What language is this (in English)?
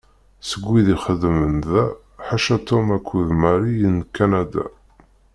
Kabyle